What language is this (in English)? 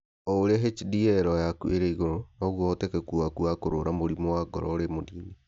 Kikuyu